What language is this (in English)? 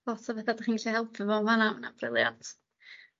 Welsh